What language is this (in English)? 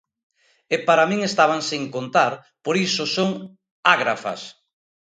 Galician